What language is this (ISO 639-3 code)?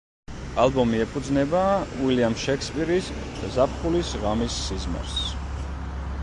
kat